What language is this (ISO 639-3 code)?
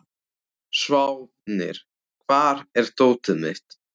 isl